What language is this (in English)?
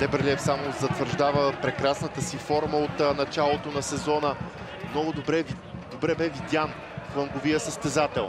Bulgarian